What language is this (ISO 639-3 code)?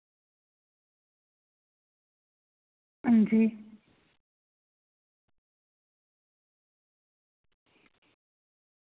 doi